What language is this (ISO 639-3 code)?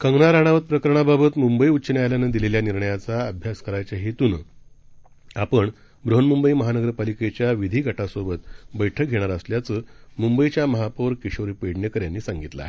mar